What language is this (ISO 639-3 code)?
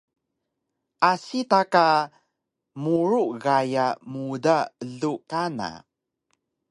trv